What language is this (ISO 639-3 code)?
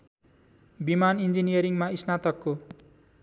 nep